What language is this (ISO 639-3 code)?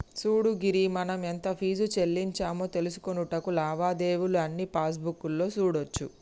tel